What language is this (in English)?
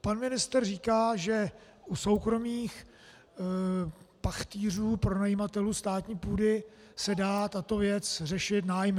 Czech